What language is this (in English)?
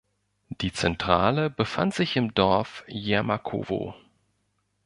German